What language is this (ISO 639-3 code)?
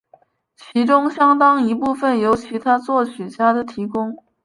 zho